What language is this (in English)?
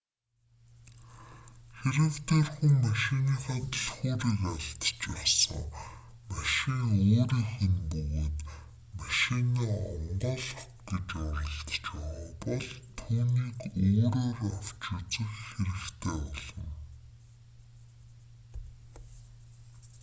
Mongolian